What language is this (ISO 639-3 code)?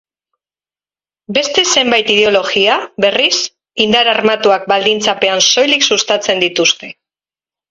eus